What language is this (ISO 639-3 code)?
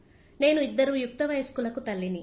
tel